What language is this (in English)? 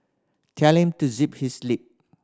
English